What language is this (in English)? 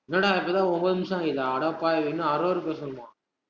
Tamil